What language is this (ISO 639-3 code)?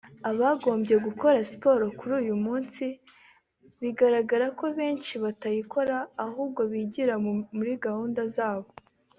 kin